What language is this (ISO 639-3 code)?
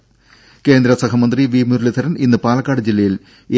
mal